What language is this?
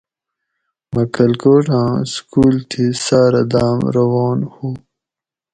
Gawri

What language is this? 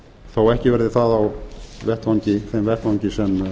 Icelandic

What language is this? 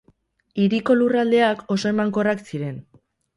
Basque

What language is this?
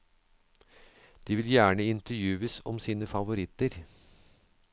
Norwegian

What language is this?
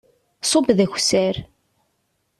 Kabyle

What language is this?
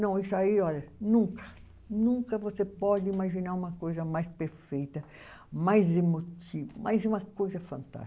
Portuguese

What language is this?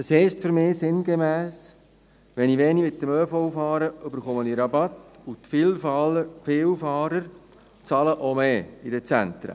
Swiss German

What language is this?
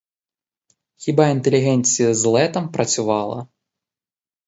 Ukrainian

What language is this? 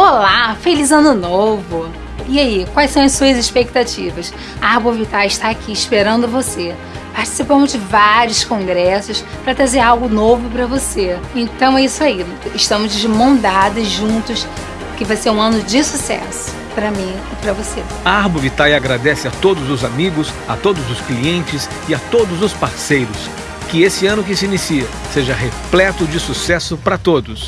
Portuguese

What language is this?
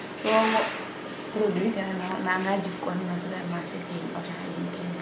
Serer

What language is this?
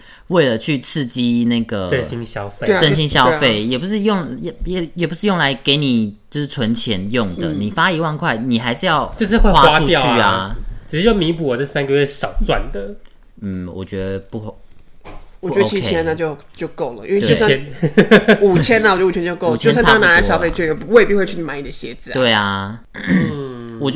Chinese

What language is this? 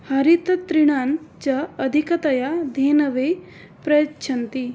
Sanskrit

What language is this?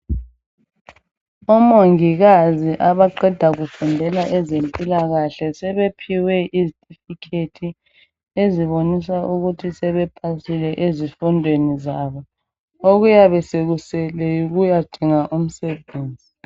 North Ndebele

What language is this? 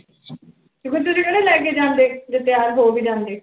Punjabi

